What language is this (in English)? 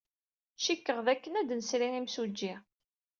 Kabyle